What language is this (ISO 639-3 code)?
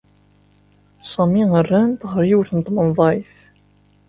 kab